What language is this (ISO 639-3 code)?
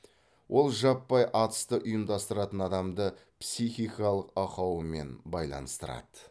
kaz